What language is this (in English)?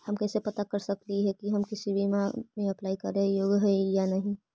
Magahi